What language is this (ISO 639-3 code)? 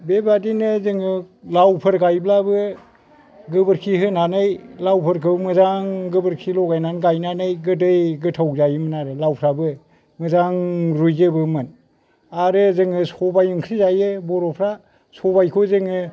brx